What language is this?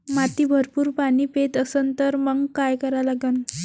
Marathi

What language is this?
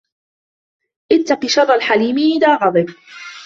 Arabic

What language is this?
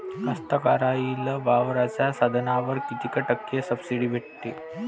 Marathi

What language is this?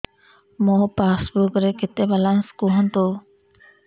Odia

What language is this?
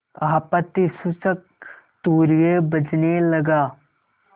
Hindi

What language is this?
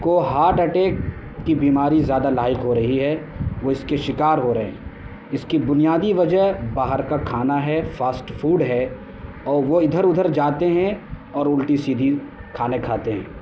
Urdu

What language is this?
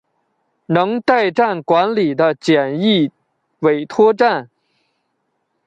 Chinese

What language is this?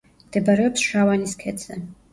Georgian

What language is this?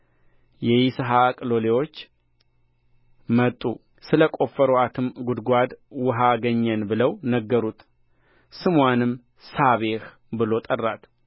Amharic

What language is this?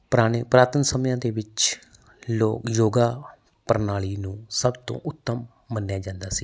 Punjabi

